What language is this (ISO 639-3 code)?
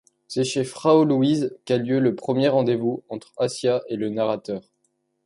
fra